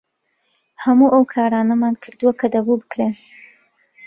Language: Central Kurdish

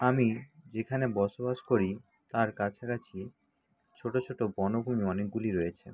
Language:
Bangla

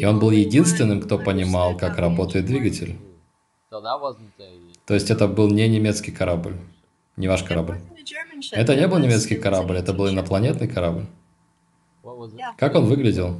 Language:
Russian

